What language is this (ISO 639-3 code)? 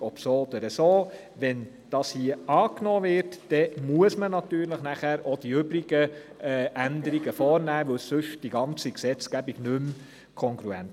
gsw